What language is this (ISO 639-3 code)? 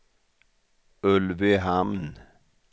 swe